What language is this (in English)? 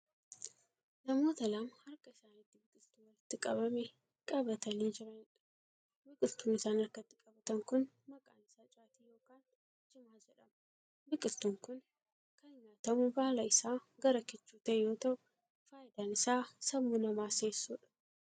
Oromo